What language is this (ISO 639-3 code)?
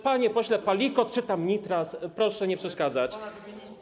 pol